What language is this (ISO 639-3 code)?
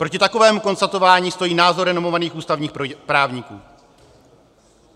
ces